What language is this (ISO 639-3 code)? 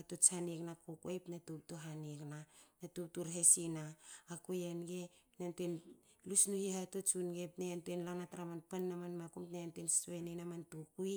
hao